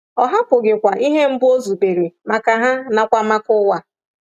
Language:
Igbo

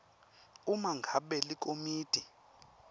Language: Swati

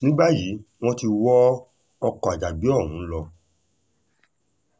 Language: Yoruba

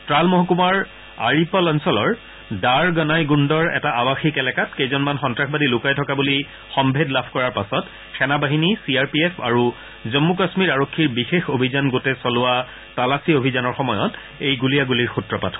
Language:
Assamese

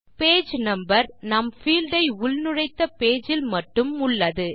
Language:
Tamil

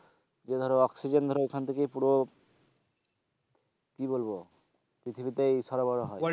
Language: Bangla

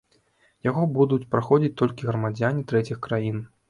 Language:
Belarusian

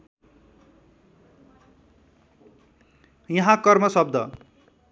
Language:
Nepali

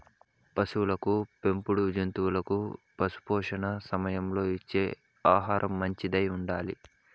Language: Telugu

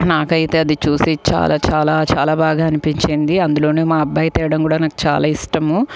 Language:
Telugu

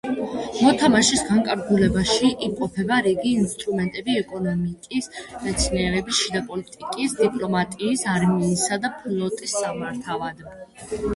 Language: Georgian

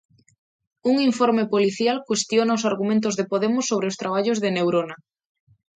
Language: Galician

